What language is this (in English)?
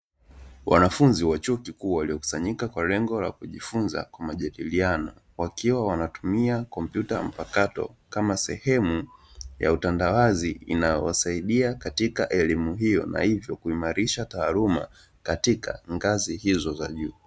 Swahili